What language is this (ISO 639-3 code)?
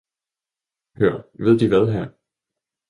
dan